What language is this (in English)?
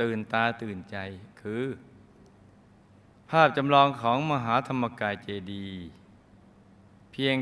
Thai